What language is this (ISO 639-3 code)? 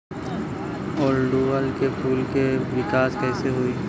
bho